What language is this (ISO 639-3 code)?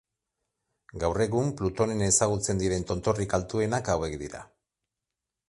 eus